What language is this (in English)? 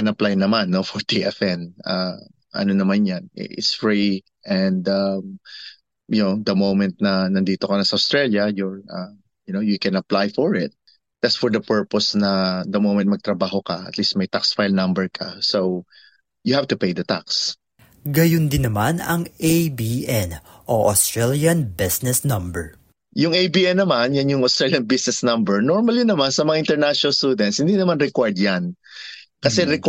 Filipino